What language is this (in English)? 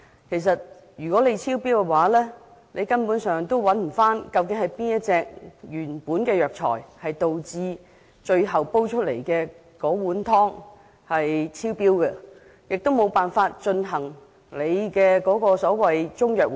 Cantonese